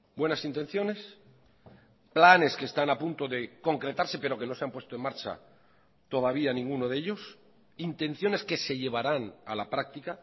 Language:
Spanish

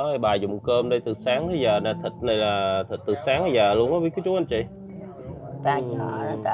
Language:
Vietnamese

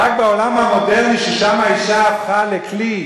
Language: Hebrew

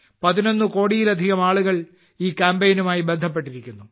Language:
Malayalam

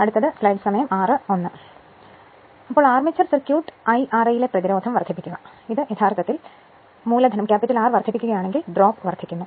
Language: Malayalam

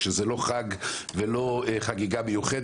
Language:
Hebrew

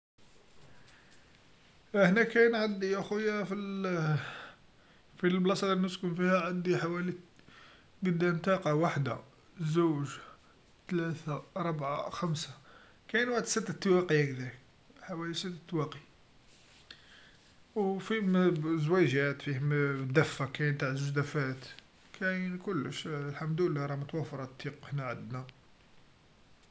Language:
Algerian Arabic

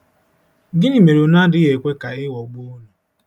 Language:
Igbo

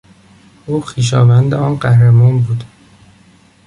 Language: Persian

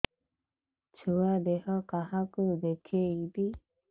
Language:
Odia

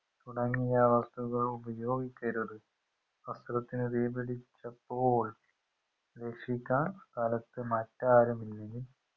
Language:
Malayalam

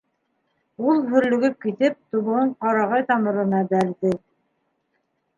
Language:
Bashkir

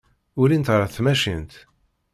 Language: Kabyle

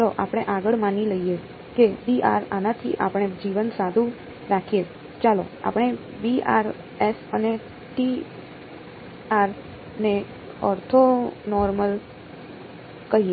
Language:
Gujarati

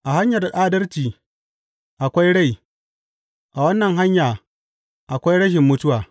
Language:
Hausa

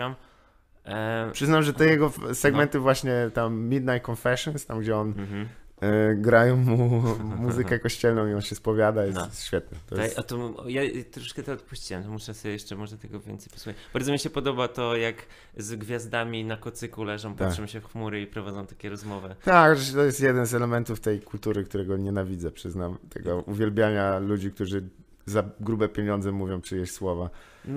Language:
Polish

